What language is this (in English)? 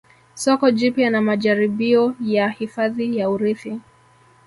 Swahili